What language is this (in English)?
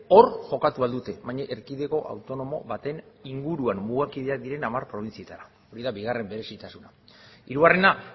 Basque